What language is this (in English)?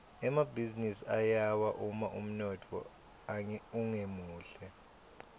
Swati